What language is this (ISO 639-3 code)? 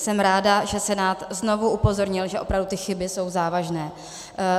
ces